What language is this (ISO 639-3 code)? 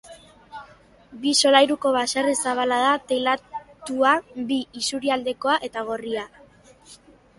eus